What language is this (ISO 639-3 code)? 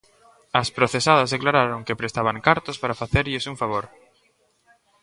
glg